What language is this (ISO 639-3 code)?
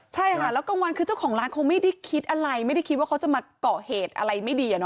tha